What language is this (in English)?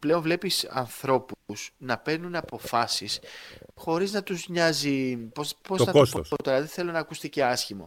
Greek